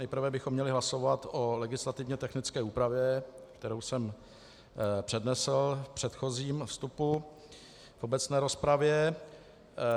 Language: Czech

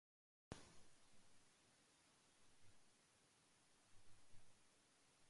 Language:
Arabic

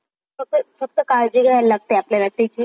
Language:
Marathi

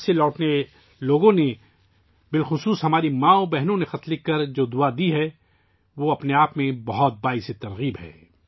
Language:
Urdu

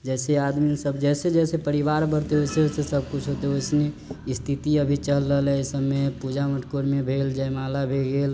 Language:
Maithili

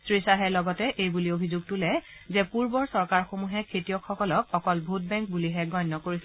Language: Assamese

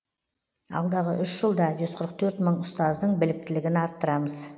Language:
Kazakh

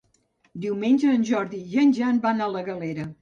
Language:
Catalan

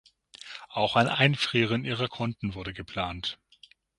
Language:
German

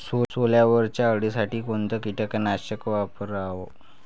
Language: Marathi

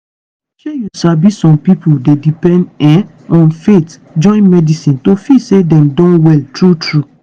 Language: Nigerian Pidgin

